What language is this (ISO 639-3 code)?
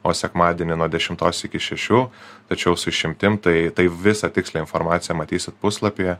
lit